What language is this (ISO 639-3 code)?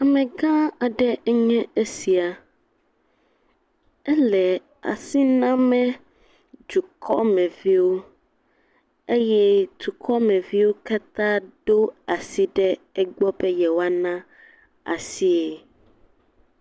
ewe